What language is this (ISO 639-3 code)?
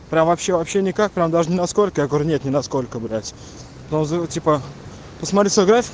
rus